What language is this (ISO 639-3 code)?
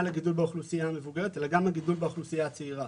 heb